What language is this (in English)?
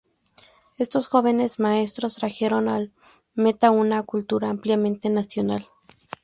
Spanish